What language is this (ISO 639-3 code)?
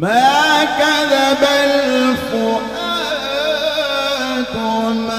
ara